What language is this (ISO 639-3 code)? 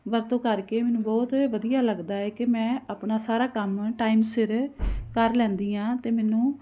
pan